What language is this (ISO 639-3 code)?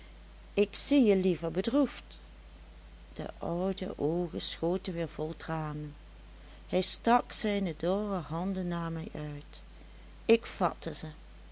nld